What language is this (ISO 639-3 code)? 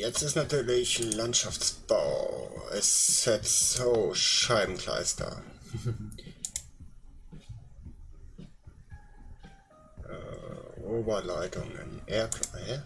deu